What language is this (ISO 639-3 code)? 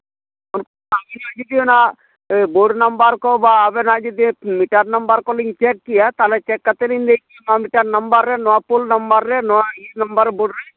sat